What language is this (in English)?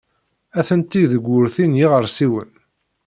Kabyle